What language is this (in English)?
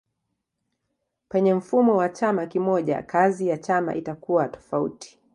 Swahili